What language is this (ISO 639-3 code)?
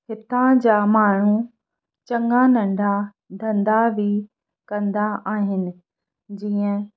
snd